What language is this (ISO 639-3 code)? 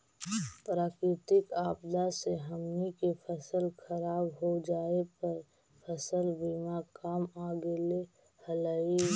mag